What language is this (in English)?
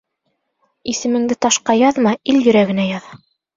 Bashkir